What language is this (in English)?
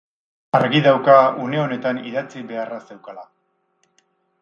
Basque